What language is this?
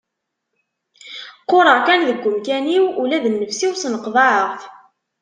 Kabyle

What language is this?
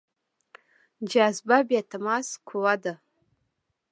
Pashto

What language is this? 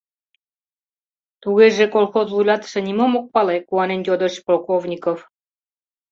Mari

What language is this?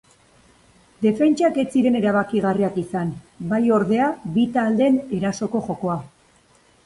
Basque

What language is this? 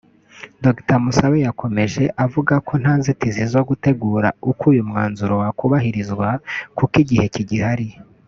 Kinyarwanda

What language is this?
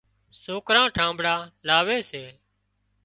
Wadiyara Koli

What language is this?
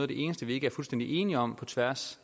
Danish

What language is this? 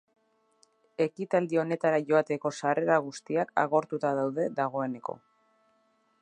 Basque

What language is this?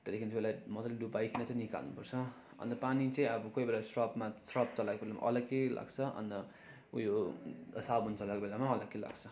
Nepali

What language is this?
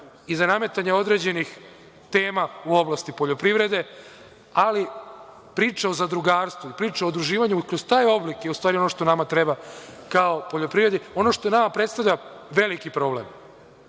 Serbian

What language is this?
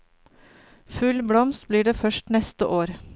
Norwegian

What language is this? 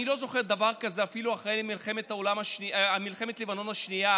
Hebrew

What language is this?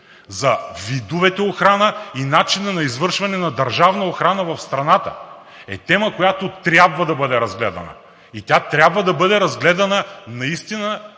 Bulgarian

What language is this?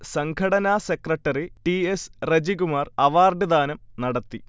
Malayalam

